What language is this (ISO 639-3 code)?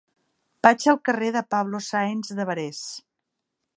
cat